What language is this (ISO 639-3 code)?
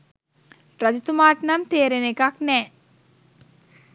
sin